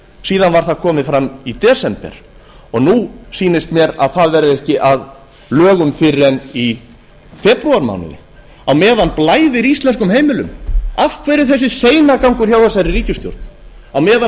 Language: Icelandic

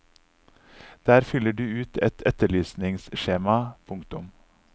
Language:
Norwegian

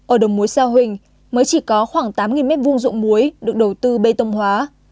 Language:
Vietnamese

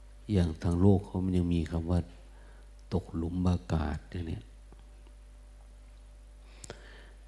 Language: Thai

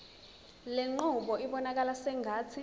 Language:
Zulu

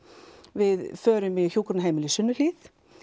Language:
Icelandic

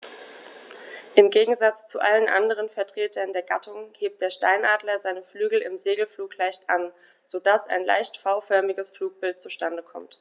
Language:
German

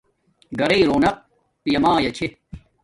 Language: Domaaki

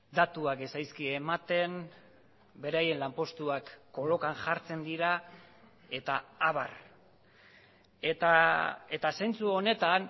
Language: Basque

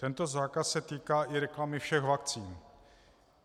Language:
Czech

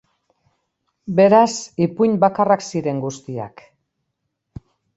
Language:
Basque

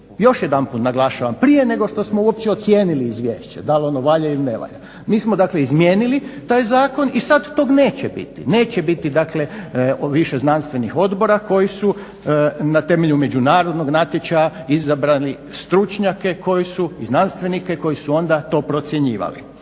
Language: Croatian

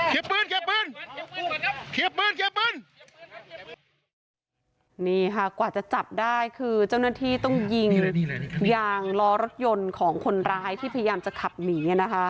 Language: Thai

